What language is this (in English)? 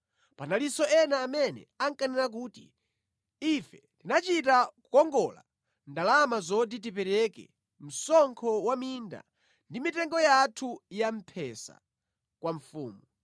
Nyanja